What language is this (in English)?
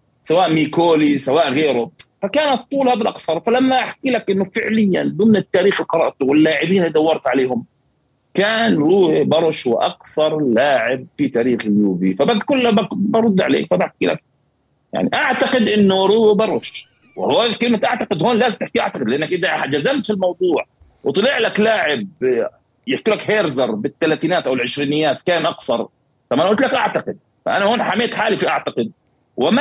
Arabic